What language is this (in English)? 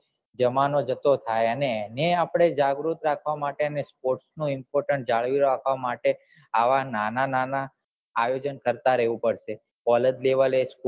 Gujarati